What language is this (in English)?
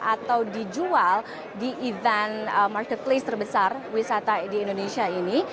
Indonesian